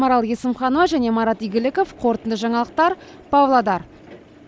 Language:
Kazakh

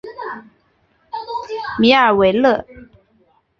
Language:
Chinese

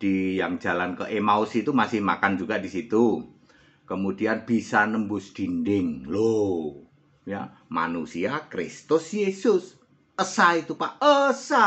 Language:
Indonesian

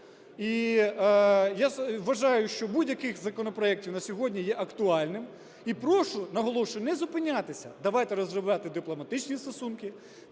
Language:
Ukrainian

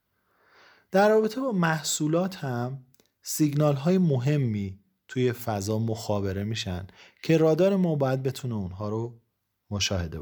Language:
Persian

